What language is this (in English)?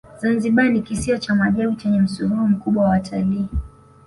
Swahili